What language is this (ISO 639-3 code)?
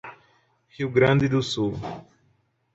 por